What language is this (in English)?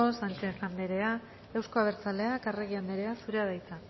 Basque